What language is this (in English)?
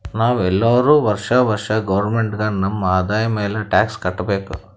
Kannada